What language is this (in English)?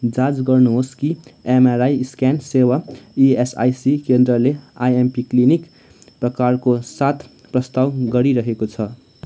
Nepali